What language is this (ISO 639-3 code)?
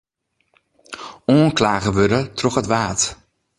fry